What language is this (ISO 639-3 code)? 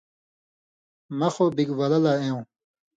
mvy